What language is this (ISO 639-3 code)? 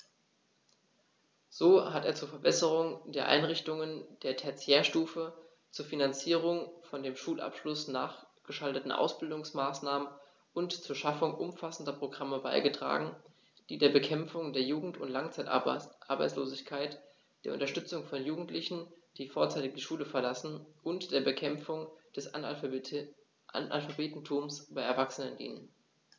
deu